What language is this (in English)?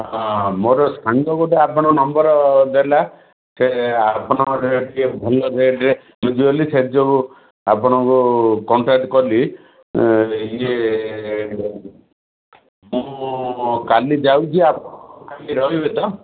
Odia